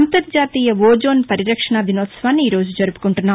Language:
Telugu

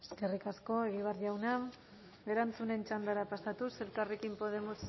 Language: Basque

